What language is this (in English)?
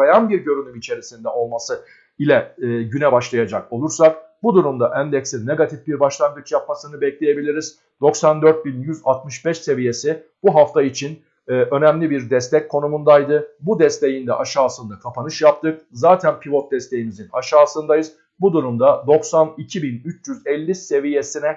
Turkish